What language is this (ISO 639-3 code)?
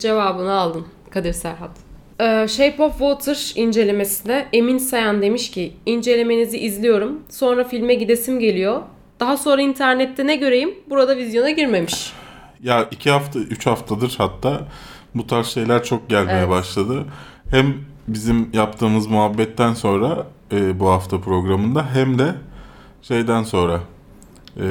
tur